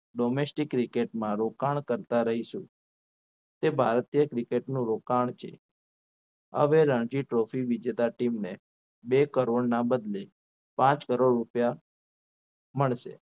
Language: Gujarati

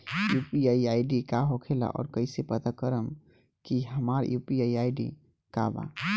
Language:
Bhojpuri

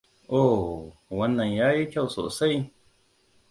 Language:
Hausa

